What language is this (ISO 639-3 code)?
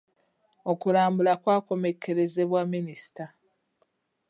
lug